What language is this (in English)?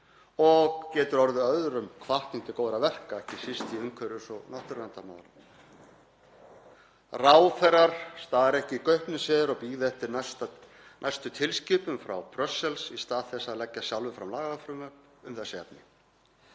Icelandic